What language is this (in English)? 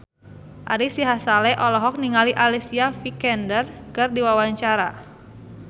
Sundanese